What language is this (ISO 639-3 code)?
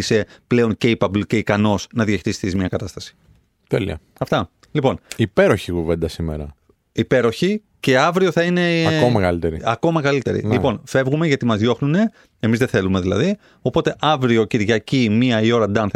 ell